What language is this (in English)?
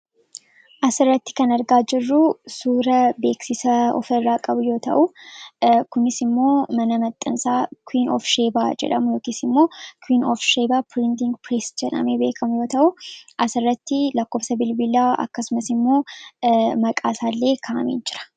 Oromo